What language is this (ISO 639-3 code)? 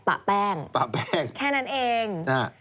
tha